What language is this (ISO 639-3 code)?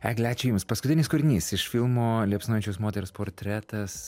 lit